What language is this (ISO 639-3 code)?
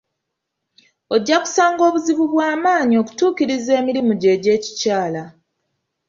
lug